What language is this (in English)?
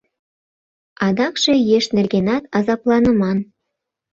Mari